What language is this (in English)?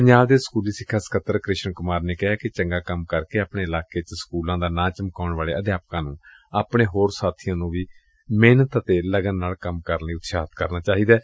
Punjabi